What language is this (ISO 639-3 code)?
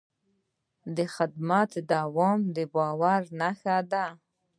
pus